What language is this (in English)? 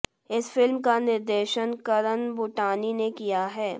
Hindi